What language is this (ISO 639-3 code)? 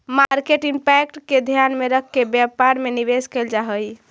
mag